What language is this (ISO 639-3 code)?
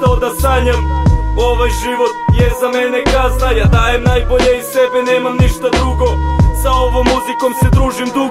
ron